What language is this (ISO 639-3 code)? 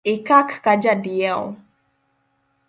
luo